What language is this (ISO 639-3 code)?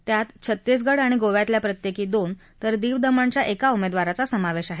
mar